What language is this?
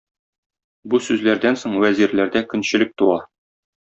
Tatar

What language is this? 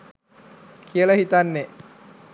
Sinhala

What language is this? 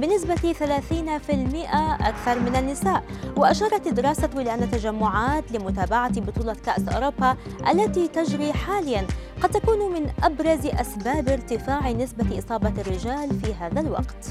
Arabic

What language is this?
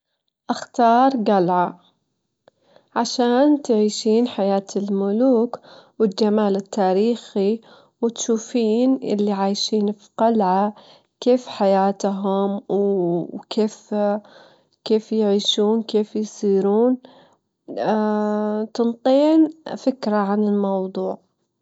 Gulf Arabic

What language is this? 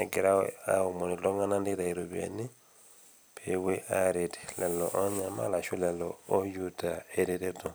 Masai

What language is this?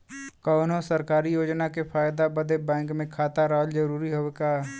Bhojpuri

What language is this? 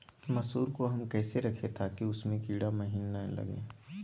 Magahi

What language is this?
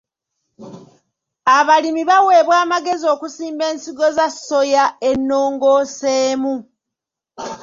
Ganda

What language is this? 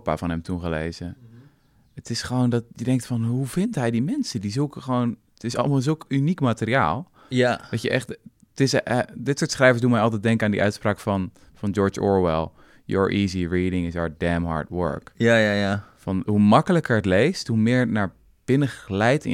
Dutch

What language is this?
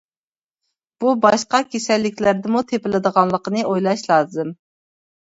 Uyghur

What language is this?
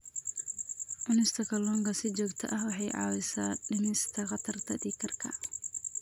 Somali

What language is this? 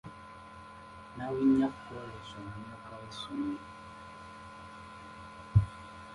Ganda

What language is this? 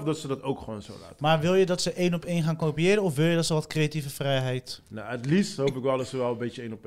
Dutch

